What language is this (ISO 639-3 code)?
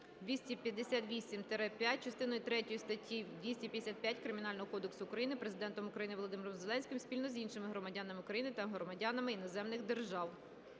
ukr